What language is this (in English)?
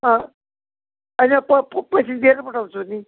Nepali